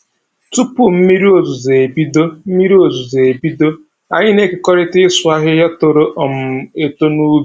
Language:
Igbo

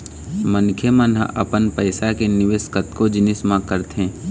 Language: Chhattisgarhi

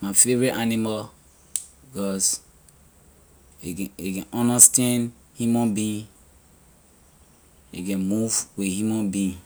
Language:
Liberian English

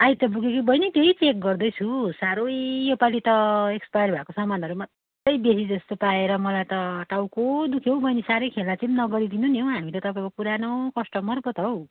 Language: Nepali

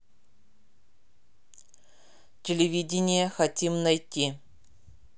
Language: Russian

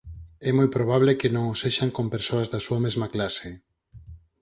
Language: Galician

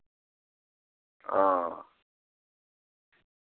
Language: Urdu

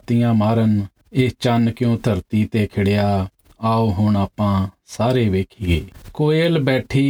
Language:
Punjabi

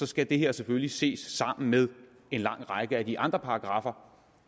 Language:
Danish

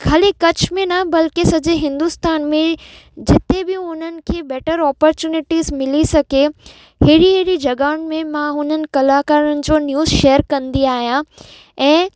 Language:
Sindhi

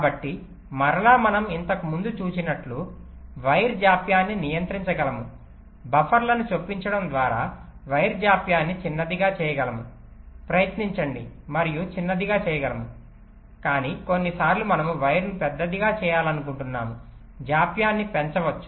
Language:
Telugu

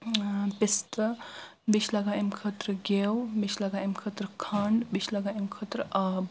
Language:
Kashmiri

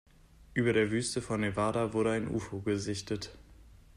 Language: German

